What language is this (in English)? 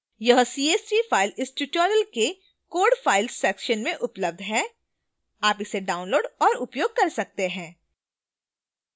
Hindi